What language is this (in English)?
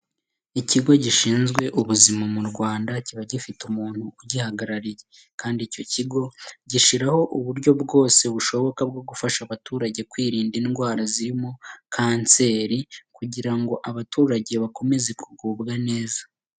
Kinyarwanda